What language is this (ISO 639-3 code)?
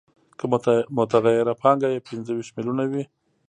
pus